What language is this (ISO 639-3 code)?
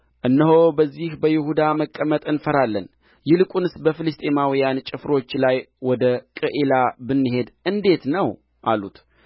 amh